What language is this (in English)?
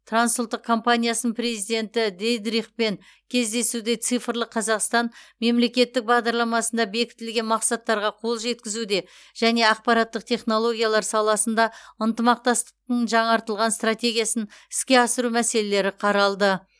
Kazakh